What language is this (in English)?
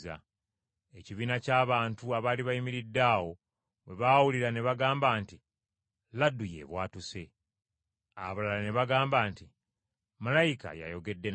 Ganda